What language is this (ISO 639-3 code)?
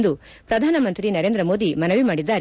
kan